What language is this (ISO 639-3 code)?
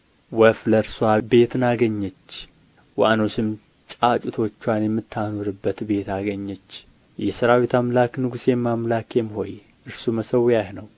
amh